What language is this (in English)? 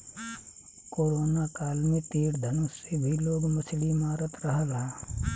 Bhojpuri